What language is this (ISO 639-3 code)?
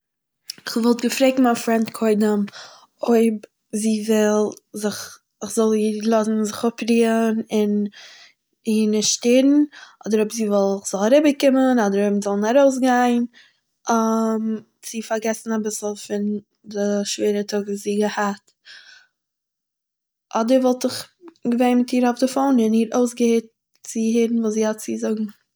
yid